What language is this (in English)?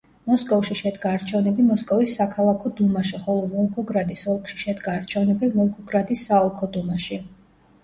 Georgian